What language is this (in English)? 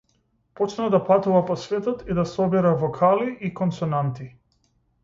Macedonian